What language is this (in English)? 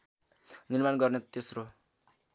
Nepali